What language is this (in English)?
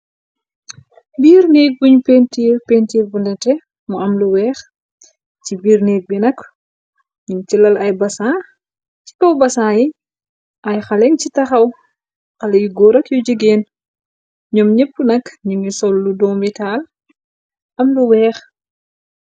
Wolof